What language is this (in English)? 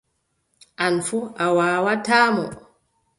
Adamawa Fulfulde